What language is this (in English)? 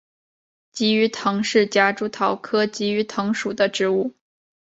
Chinese